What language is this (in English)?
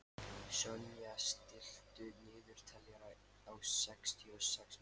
Icelandic